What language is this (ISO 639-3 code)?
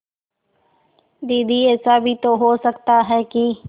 hin